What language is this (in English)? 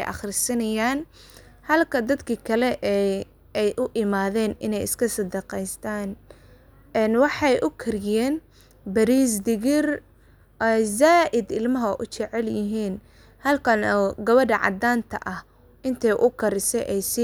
Somali